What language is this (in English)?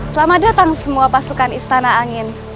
Indonesian